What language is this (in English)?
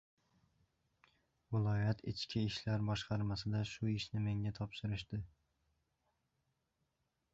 Uzbek